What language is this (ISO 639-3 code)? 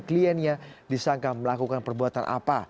ind